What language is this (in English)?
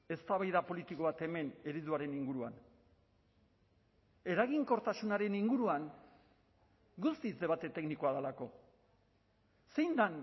Basque